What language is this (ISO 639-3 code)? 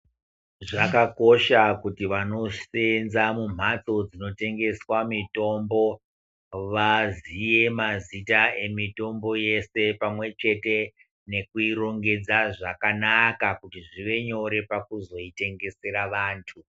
ndc